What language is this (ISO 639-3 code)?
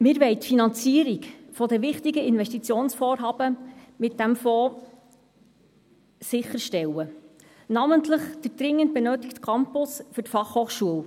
gsw